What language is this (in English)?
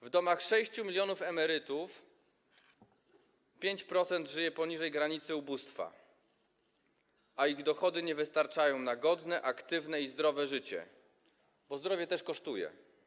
Polish